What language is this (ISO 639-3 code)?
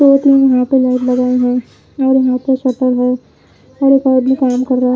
hin